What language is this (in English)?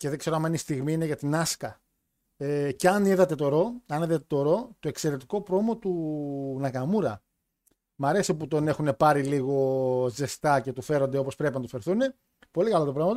Greek